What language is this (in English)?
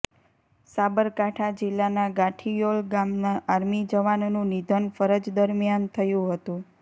Gujarati